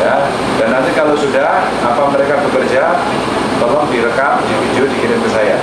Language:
Indonesian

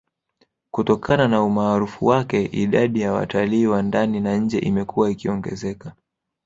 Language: Swahili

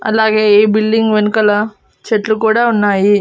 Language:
Telugu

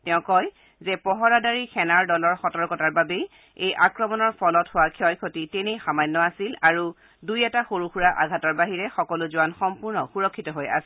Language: Assamese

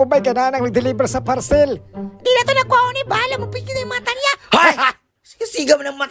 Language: Filipino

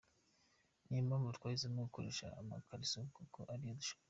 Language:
Kinyarwanda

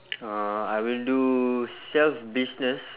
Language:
English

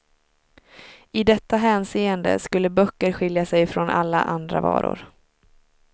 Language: Swedish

